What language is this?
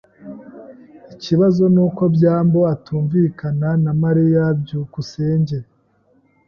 Kinyarwanda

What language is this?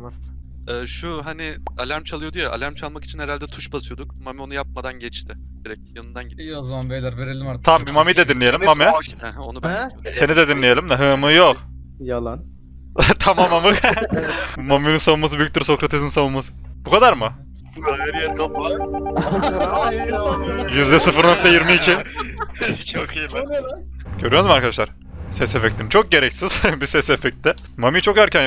Turkish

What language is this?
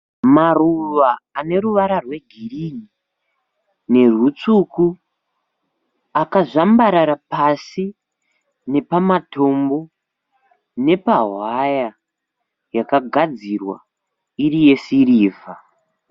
Shona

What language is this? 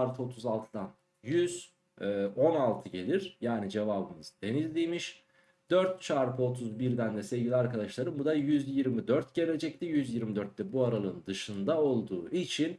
Turkish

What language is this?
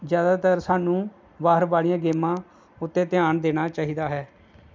Punjabi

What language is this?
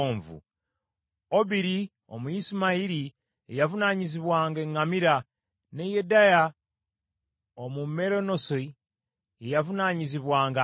Ganda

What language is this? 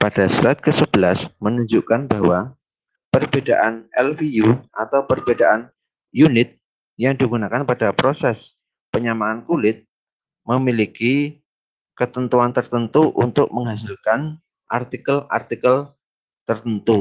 Indonesian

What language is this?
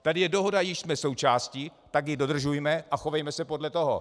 Czech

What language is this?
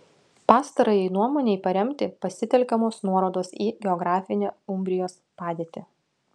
Lithuanian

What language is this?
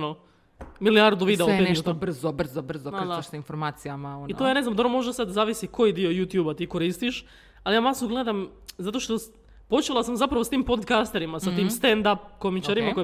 Croatian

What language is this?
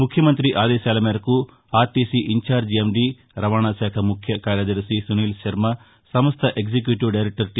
Telugu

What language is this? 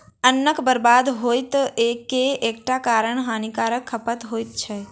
Maithili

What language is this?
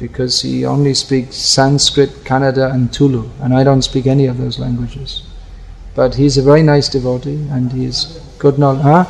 Hindi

